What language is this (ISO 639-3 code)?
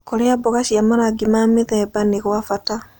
kik